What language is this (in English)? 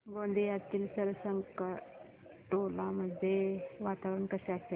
Marathi